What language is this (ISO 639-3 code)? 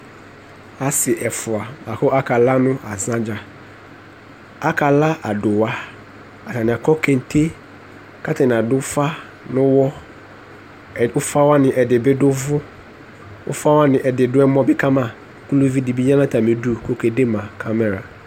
kpo